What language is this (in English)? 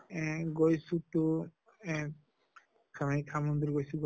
Assamese